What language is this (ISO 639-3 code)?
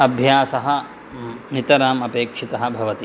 san